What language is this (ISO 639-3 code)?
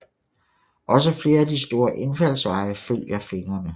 dan